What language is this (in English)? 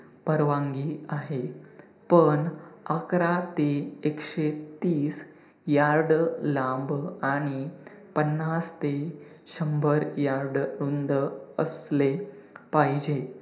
Marathi